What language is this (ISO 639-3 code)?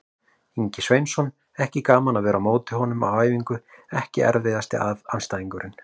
isl